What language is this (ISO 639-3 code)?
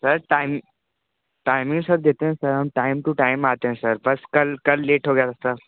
hin